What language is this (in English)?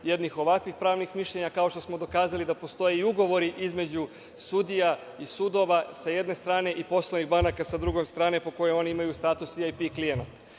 Serbian